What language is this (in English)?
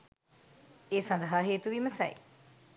Sinhala